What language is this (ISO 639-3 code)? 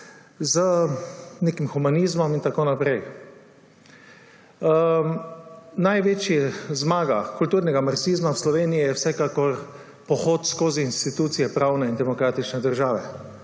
slv